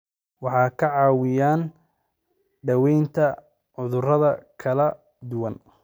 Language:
Somali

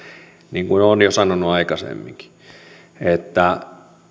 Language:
Finnish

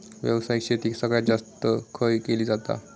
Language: Marathi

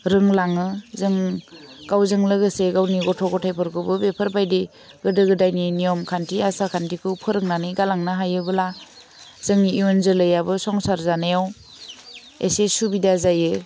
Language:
Bodo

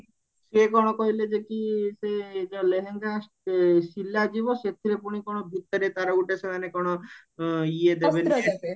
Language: Odia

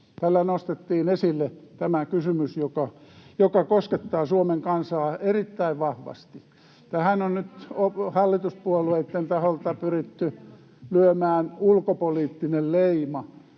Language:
Finnish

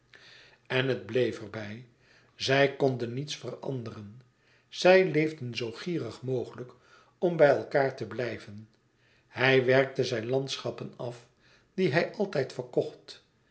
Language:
Dutch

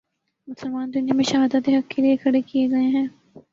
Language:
Urdu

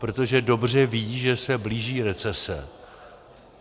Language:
Czech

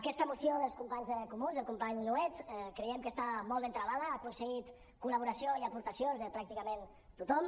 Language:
Catalan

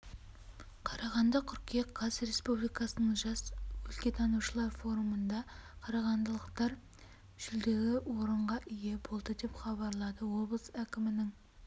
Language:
Kazakh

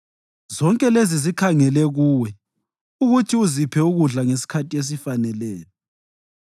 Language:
North Ndebele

